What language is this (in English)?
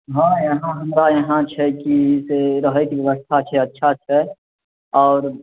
Maithili